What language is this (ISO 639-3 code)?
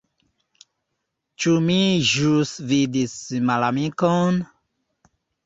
epo